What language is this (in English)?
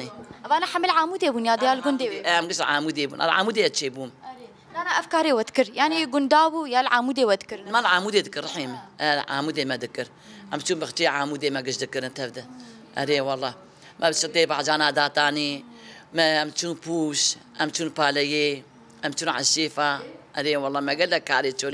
Arabic